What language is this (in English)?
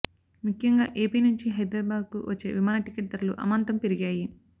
Telugu